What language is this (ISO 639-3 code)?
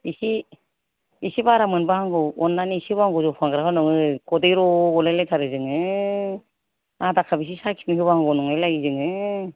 brx